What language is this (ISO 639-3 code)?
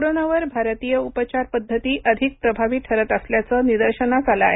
mar